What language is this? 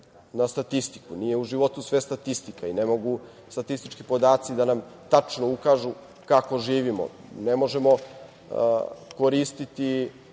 Serbian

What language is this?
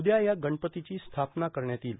Marathi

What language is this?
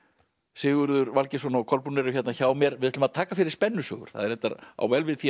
Icelandic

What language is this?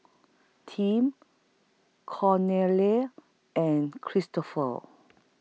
English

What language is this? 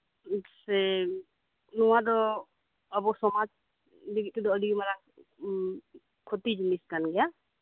Santali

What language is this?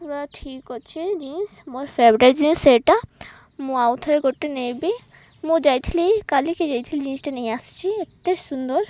Odia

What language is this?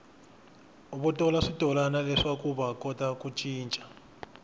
Tsonga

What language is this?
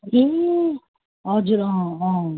Nepali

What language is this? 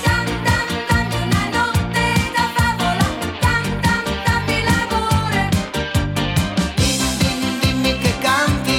Slovak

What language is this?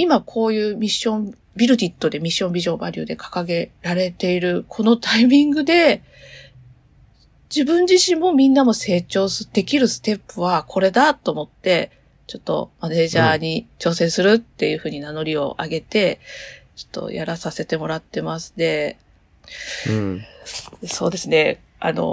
Japanese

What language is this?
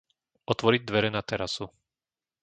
Slovak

